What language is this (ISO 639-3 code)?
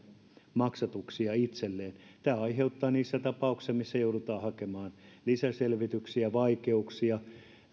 fin